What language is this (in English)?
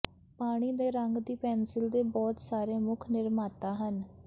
Punjabi